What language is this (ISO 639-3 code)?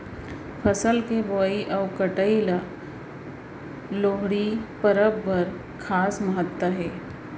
hne